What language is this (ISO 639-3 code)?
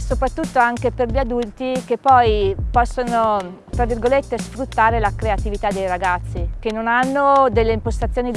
ita